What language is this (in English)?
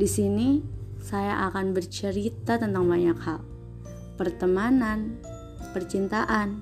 Indonesian